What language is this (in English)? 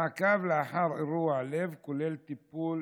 Hebrew